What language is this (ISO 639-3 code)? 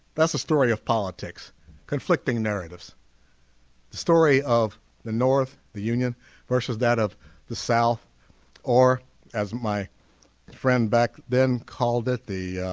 eng